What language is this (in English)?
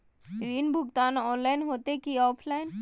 Magahi